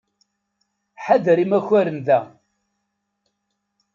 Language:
Kabyle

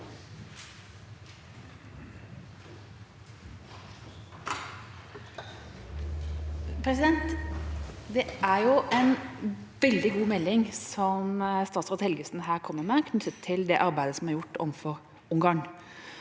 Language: Norwegian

